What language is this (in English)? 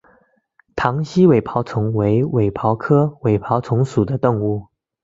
Chinese